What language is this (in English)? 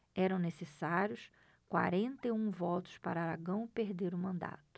Portuguese